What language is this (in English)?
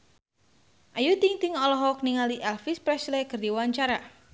Sundanese